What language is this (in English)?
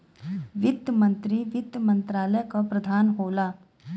Bhojpuri